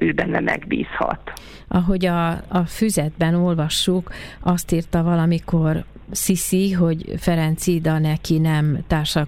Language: Hungarian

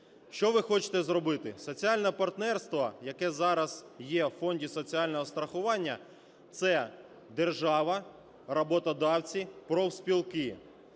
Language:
Ukrainian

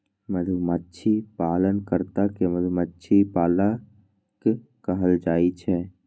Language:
Maithili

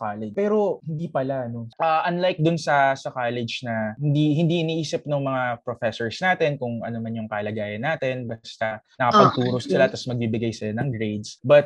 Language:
Filipino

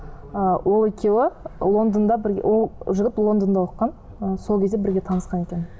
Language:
Kazakh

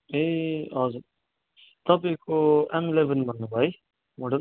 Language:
Nepali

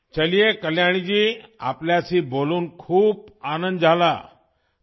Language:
Urdu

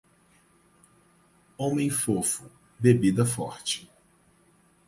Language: Portuguese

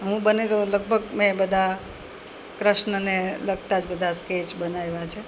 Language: Gujarati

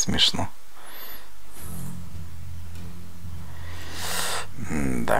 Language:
Russian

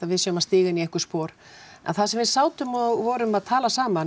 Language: Icelandic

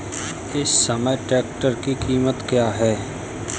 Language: Hindi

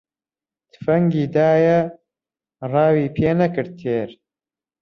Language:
Central Kurdish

